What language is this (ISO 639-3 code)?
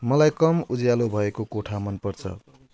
nep